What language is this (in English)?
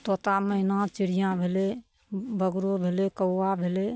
Maithili